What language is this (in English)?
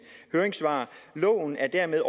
Danish